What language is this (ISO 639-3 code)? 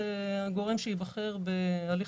heb